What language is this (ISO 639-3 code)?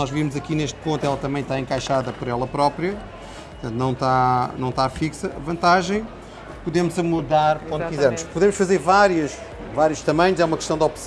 por